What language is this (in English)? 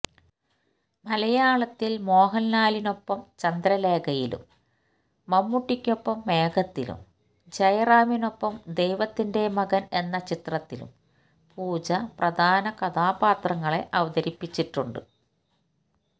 Malayalam